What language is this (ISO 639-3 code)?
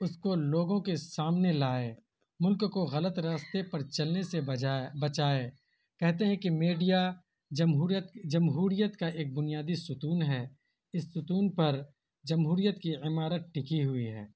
urd